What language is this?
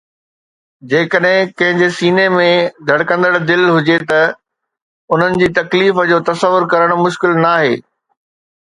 Sindhi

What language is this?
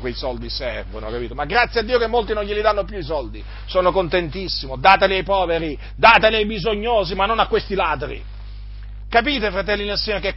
Italian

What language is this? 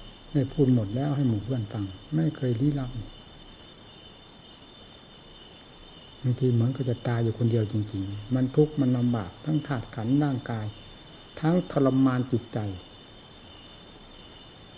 Thai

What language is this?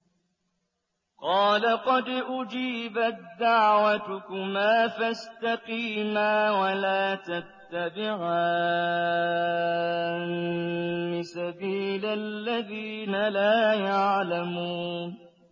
Arabic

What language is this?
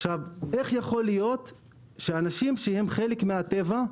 Hebrew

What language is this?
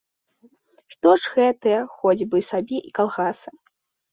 Belarusian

